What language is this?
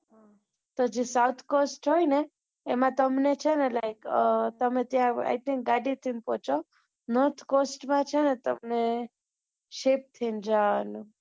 Gujarati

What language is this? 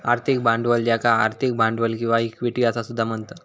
Marathi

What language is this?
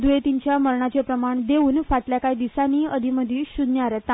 Konkani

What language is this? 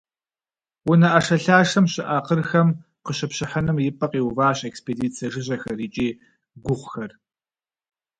Kabardian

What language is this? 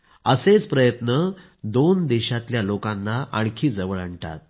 Marathi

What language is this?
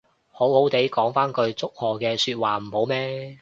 Cantonese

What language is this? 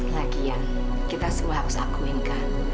Indonesian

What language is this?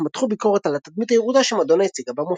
Hebrew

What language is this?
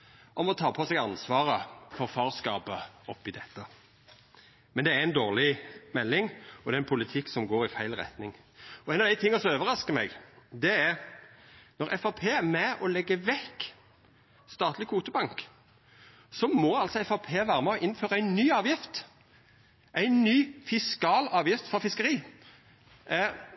Norwegian Nynorsk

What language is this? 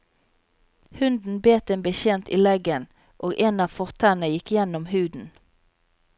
Norwegian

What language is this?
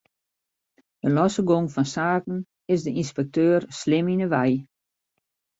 Western Frisian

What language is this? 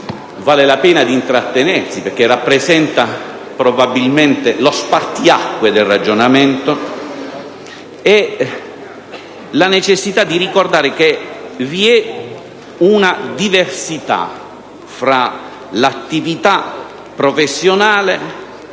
Italian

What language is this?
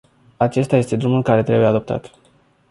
Romanian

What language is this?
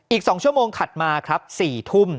Thai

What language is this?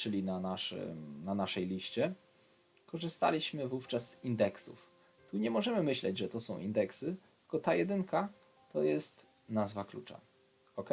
Polish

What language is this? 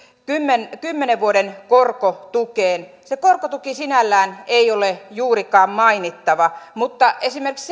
Finnish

